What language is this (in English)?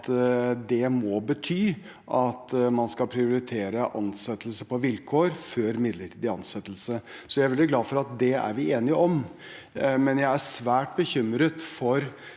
Norwegian